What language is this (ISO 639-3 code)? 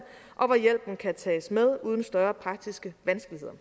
dan